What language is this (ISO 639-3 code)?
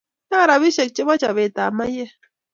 kln